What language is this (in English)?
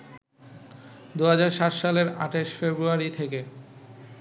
Bangla